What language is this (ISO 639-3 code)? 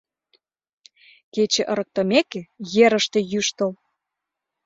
chm